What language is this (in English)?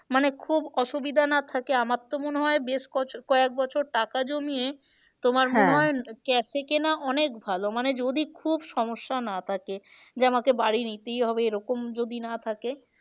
Bangla